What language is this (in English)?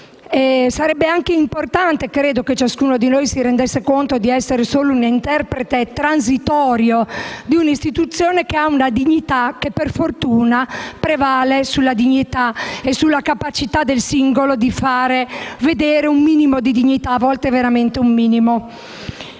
Italian